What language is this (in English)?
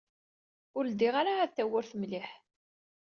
Kabyle